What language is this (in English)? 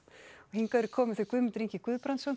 Icelandic